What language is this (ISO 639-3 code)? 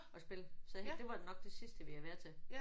dan